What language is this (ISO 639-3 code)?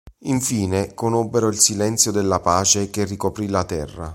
ita